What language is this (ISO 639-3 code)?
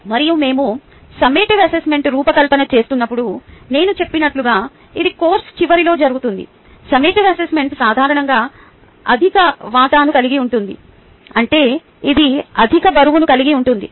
tel